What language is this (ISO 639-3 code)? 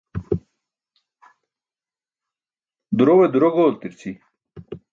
bsk